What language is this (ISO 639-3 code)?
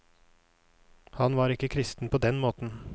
nor